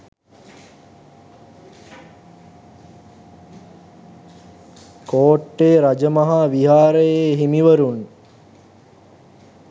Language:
Sinhala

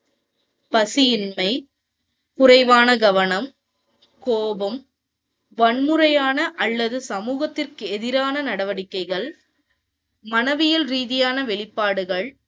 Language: Tamil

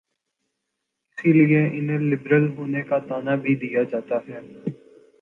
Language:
Urdu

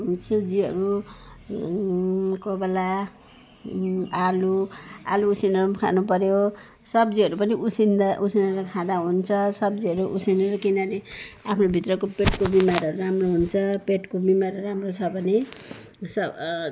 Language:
Nepali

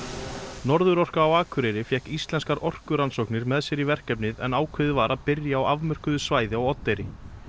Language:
Icelandic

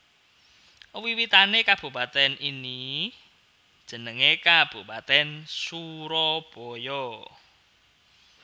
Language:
Javanese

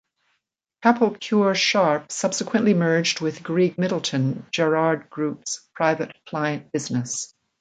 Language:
English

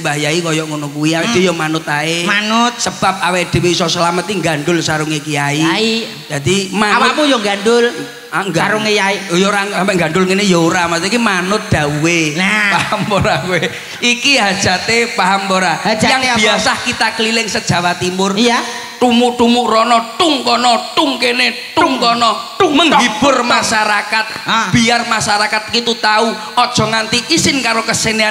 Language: Indonesian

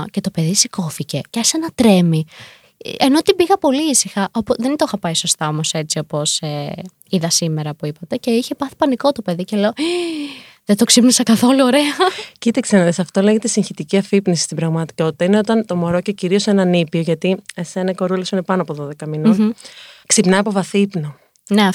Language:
Greek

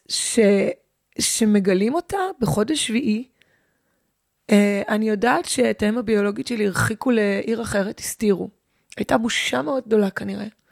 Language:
Hebrew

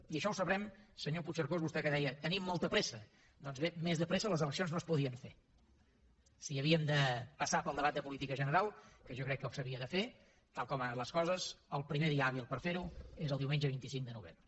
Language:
Catalan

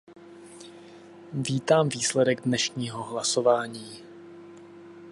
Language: Czech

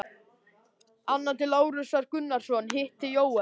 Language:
Icelandic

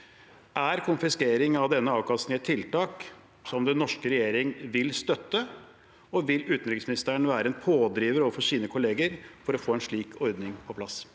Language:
Norwegian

